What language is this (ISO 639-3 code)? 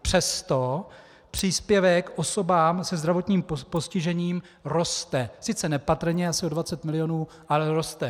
ces